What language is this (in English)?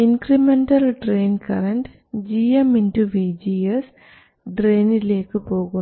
Malayalam